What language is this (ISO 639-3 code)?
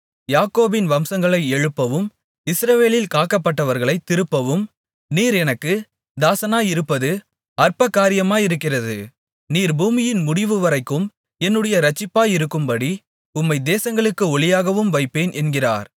tam